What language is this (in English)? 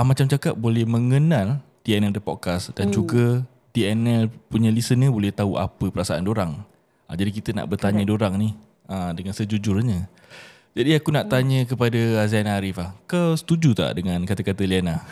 Malay